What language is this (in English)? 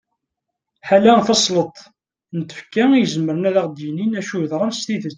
Kabyle